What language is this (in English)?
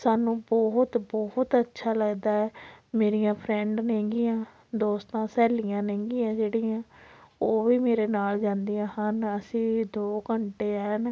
Punjabi